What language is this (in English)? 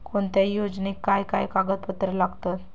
Marathi